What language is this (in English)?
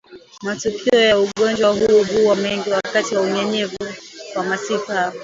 Swahili